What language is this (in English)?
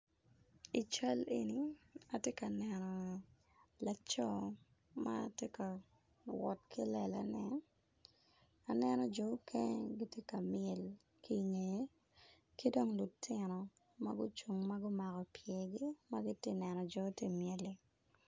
Acoli